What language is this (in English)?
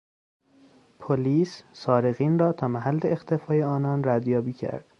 Persian